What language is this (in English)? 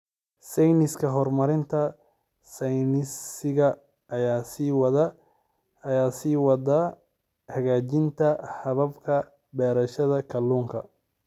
Somali